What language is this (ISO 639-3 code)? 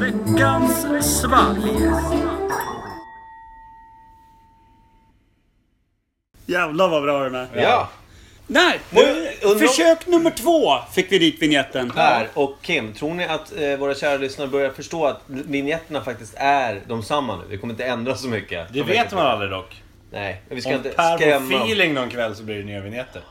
swe